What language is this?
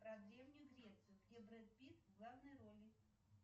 Russian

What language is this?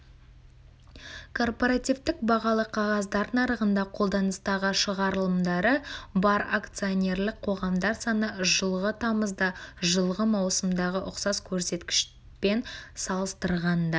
Kazakh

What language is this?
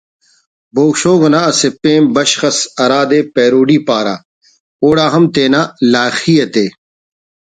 Brahui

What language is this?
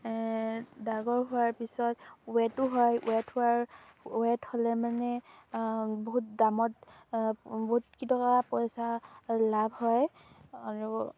Assamese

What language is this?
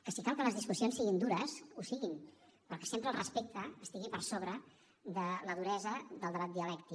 Catalan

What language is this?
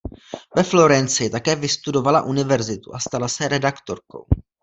Czech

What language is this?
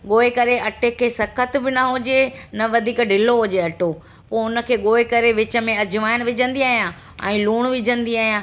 Sindhi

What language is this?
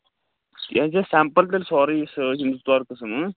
Kashmiri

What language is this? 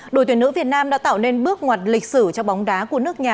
Vietnamese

